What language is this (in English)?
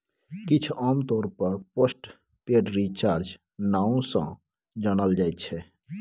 Maithili